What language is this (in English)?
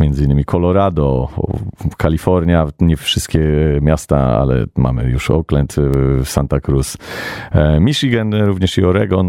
Polish